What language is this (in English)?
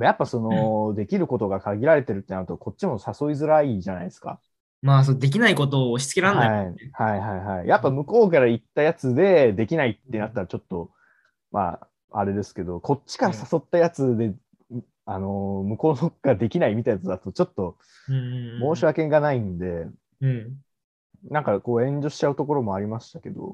Japanese